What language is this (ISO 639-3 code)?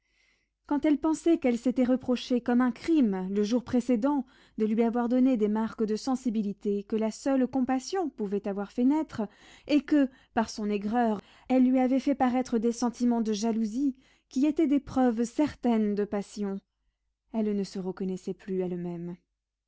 fra